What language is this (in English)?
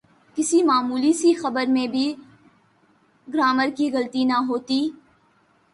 Urdu